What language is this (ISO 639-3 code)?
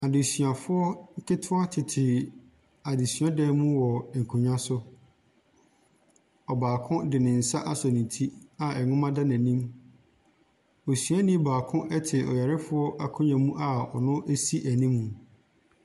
aka